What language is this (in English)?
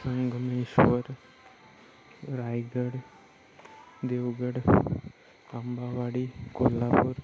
Marathi